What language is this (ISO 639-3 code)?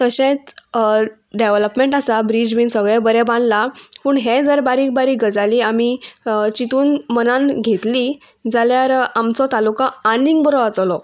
kok